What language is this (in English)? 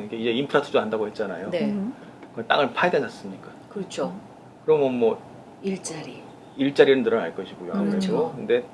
Korean